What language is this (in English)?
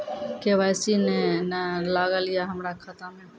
Maithili